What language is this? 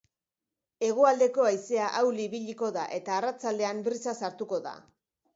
Basque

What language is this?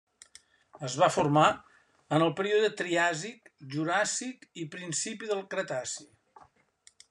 Catalan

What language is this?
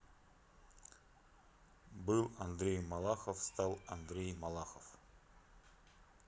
Russian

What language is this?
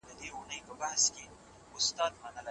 Pashto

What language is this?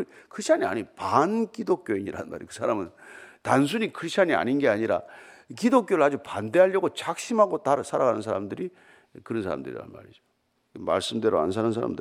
Korean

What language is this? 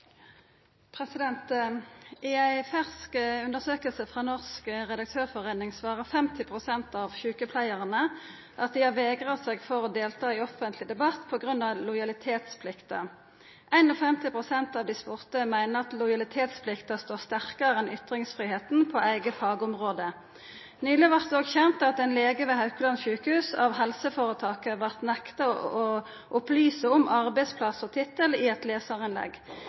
Norwegian Nynorsk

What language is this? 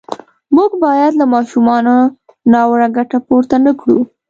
Pashto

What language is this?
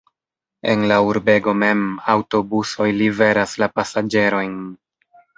Esperanto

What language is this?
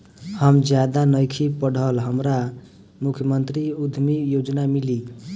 Bhojpuri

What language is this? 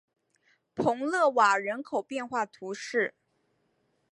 Chinese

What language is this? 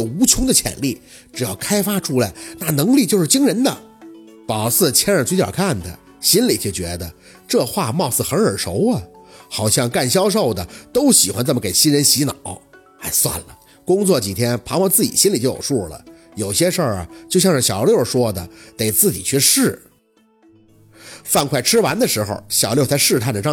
Chinese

